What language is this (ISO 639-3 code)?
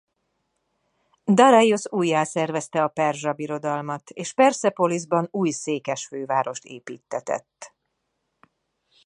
hun